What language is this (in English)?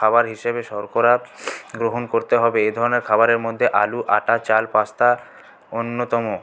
Bangla